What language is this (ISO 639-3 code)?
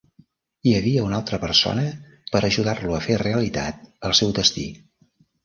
cat